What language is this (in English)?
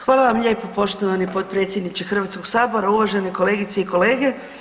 Croatian